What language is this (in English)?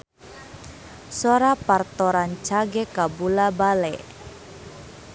Sundanese